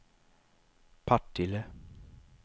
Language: Swedish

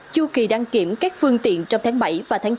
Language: Vietnamese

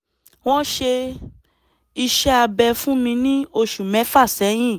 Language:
Yoruba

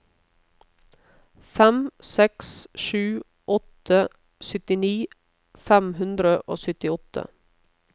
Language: Norwegian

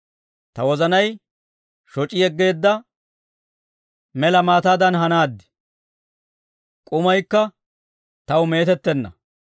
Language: Dawro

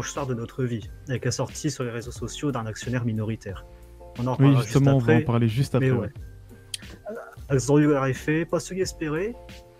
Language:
French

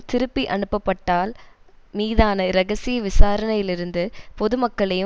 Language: Tamil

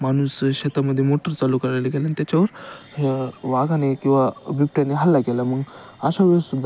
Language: Marathi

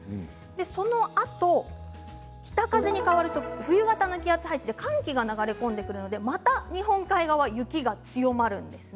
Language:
Japanese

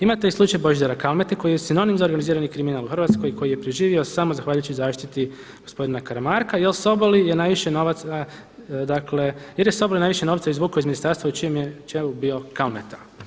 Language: Croatian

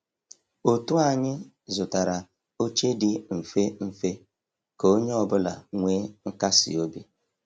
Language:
Igbo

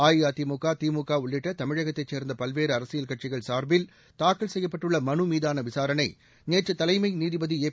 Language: Tamil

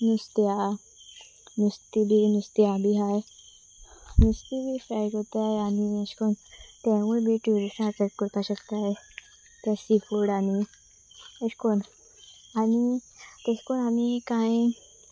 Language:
Konkani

